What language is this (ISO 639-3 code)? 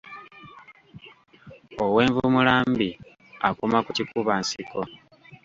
lug